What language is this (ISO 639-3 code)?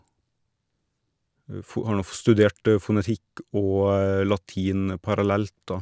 nor